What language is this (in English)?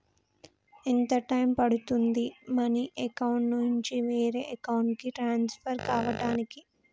Telugu